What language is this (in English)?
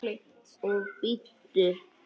Icelandic